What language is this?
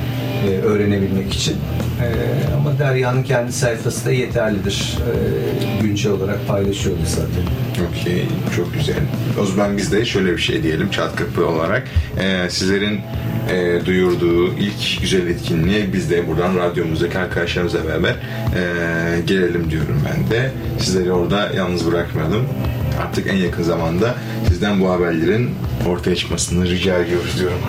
Turkish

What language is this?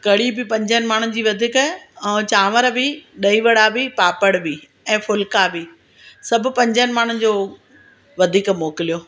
Sindhi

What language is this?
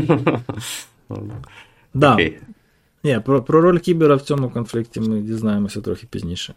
Ukrainian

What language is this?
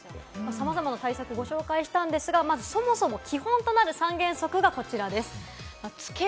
Japanese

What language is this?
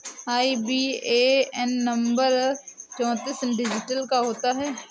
Hindi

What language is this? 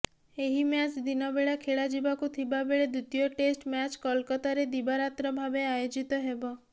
Odia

